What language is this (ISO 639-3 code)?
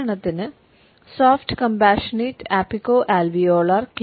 mal